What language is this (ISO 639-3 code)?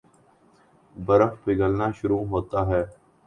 urd